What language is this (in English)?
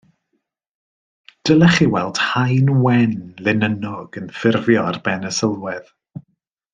Welsh